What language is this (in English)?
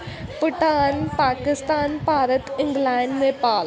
Punjabi